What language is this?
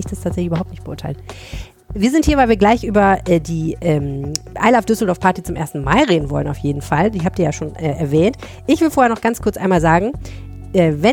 German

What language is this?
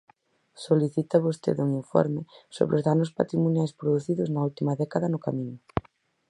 Galician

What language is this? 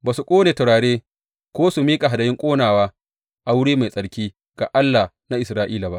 Hausa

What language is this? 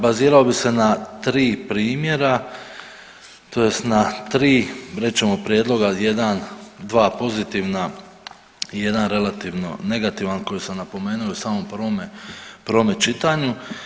Croatian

